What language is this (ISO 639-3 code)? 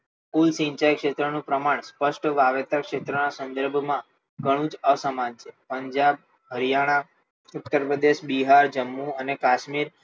guj